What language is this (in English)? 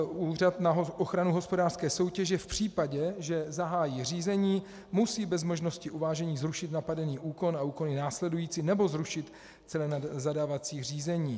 Czech